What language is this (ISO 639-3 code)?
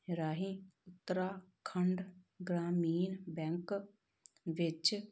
pan